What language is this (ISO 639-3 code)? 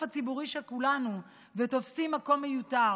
heb